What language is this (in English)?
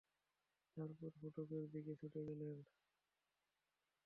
Bangla